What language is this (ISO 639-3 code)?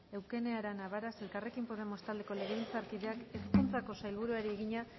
eus